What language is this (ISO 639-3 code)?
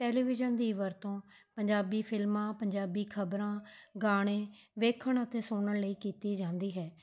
pan